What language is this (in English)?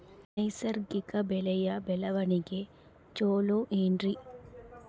Kannada